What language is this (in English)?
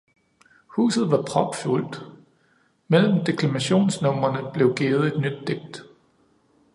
Danish